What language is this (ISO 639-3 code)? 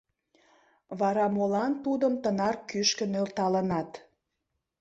chm